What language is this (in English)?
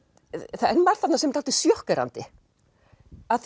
Icelandic